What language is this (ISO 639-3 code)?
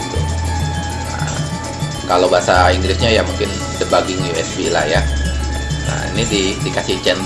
ind